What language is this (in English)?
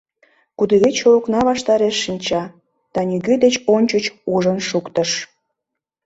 Mari